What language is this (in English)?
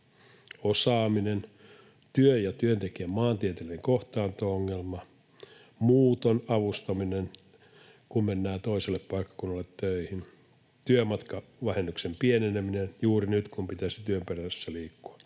Finnish